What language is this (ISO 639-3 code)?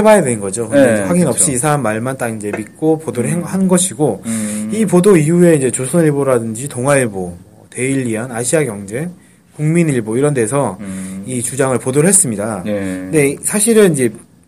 kor